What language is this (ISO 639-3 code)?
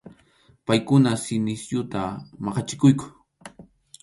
qxu